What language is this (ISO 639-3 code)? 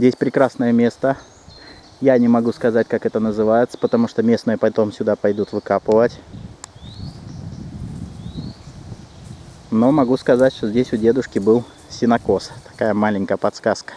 rus